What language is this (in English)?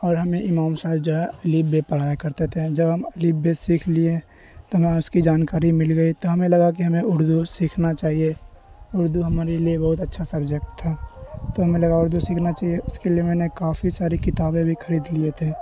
Urdu